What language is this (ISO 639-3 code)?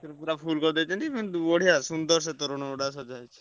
ori